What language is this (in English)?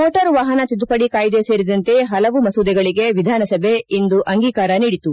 Kannada